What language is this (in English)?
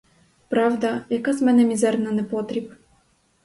Ukrainian